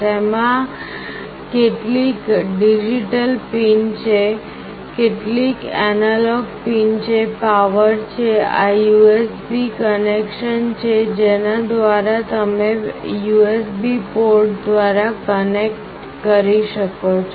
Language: Gujarati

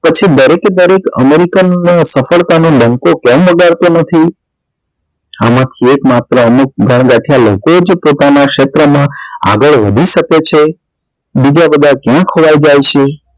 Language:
Gujarati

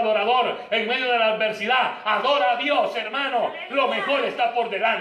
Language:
Spanish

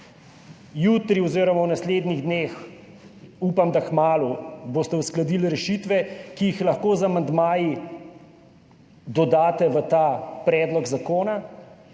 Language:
Slovenian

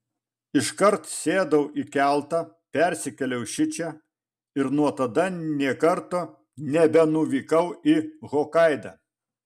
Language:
Lithuanian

